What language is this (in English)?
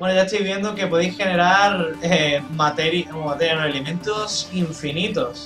Spanish